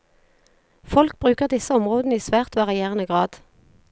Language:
Norwegian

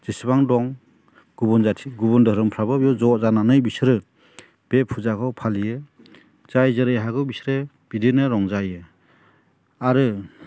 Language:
Bodo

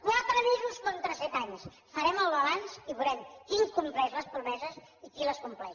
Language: Catalan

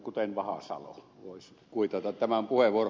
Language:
Finnish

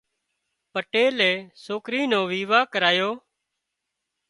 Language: Wadiyara Koli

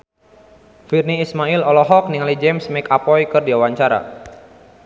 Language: Sundanese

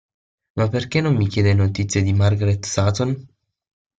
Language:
Italian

